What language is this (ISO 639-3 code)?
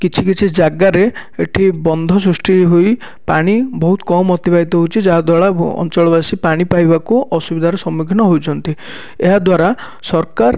ori